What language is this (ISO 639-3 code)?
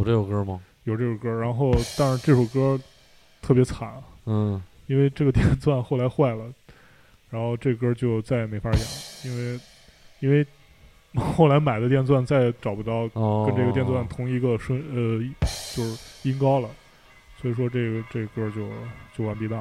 zho